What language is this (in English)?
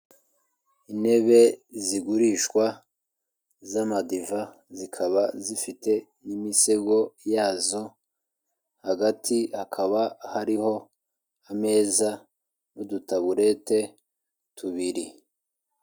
Kinyarwanda